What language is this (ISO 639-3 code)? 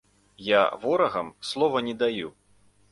bel